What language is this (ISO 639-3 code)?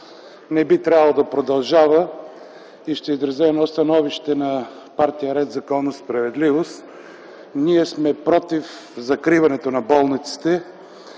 bul